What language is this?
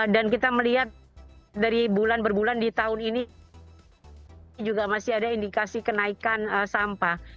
Indonesian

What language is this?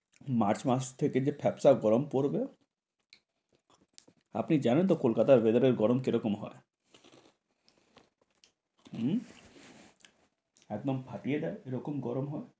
Bangla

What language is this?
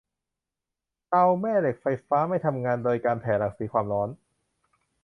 Thai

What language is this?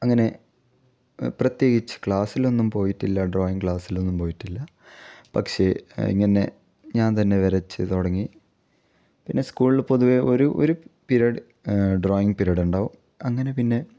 Malayalam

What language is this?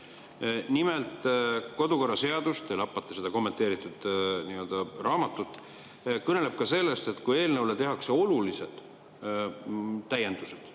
Estonian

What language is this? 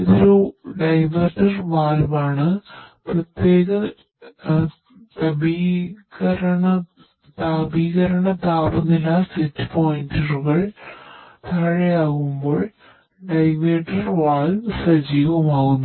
Malayalam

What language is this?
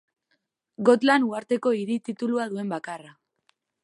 Basque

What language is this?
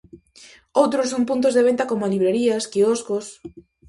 Galician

